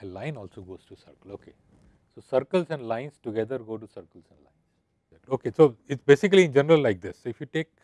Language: English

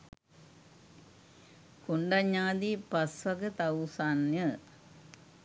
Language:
Sinhala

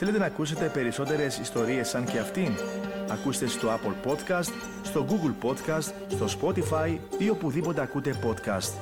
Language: Greek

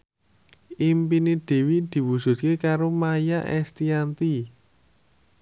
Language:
Javanese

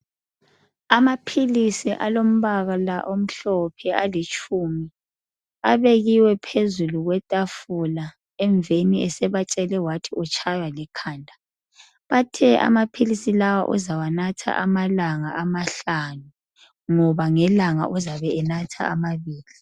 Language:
North Ndebele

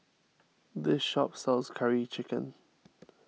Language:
English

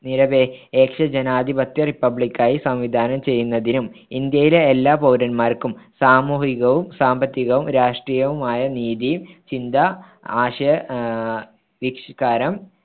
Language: Malayalam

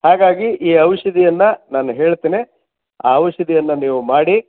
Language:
Kannada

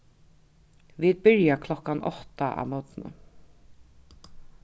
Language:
Faroese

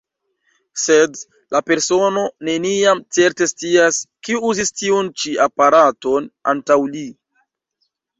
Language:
Esperanto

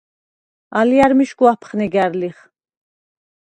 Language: Svan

